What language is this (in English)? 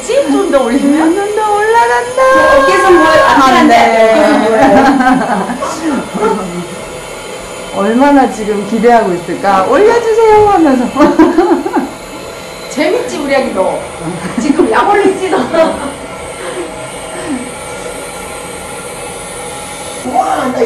Korean